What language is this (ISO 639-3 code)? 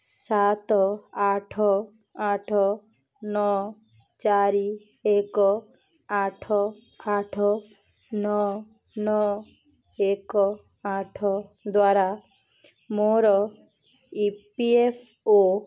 ori